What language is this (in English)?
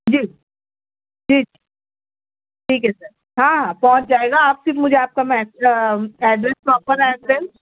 Urdu